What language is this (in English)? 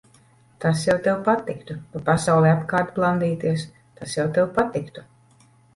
Latvian